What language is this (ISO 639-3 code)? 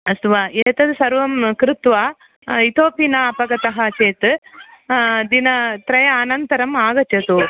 san